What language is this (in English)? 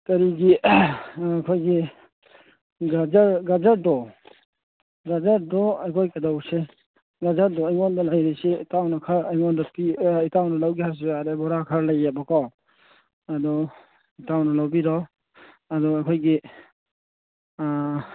Manipuri